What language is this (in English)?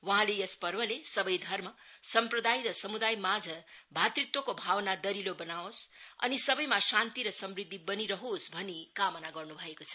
Nepali